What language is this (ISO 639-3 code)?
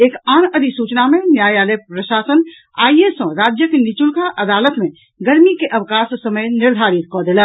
mai